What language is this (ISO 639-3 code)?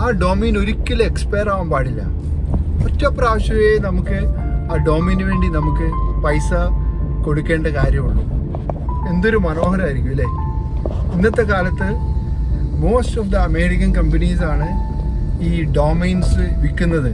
mal